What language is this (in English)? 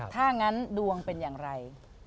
Thai